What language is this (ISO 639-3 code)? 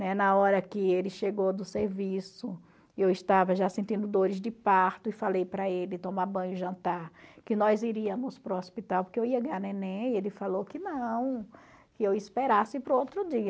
por